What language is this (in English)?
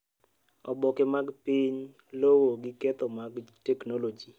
Luo (Kenya and Tanzania)